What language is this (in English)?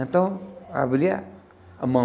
Portuguese